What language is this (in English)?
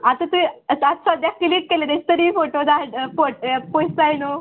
Konkani